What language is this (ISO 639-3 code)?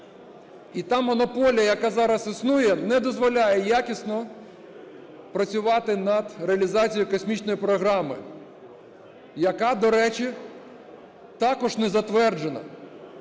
ukr